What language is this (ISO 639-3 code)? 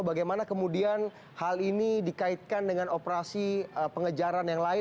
ind